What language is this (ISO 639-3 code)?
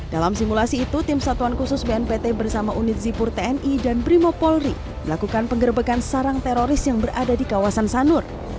ind